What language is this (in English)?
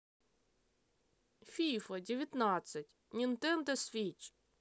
Russian